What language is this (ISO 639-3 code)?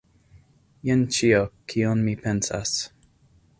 epo